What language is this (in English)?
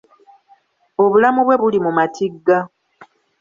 Ganda